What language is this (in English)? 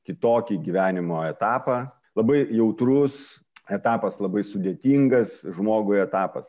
Lithuanian